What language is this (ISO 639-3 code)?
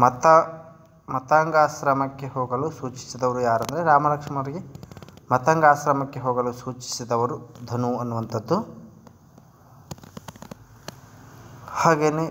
hin